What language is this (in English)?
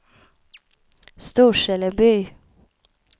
Swedish